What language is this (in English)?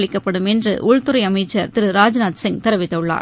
Tamil